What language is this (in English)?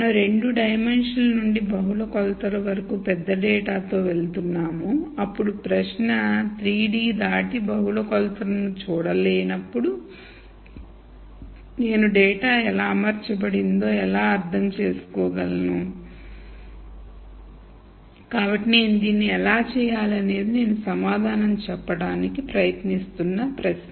Telugu